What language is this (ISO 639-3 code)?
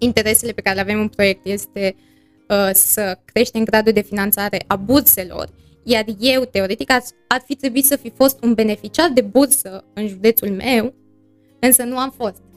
ron